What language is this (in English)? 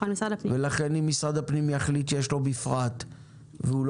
Hebrew